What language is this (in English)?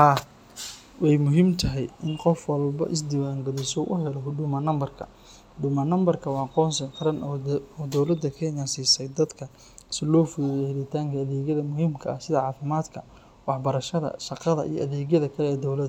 Somali